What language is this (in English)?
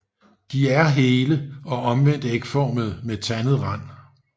Danish